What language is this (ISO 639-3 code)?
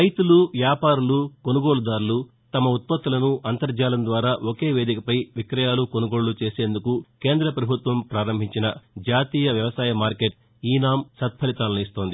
tel